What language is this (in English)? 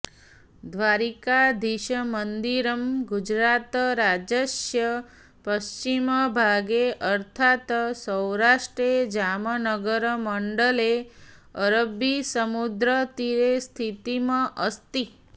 Sanskrit